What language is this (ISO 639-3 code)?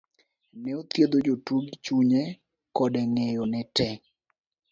luo